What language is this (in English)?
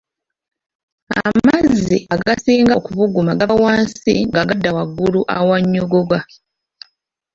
Ganda